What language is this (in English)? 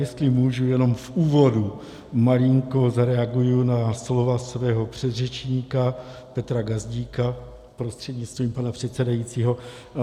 Czech